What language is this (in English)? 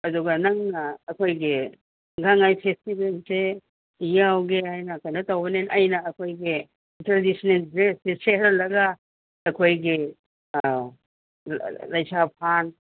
Manipuri